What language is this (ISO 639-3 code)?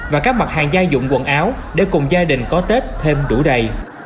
vie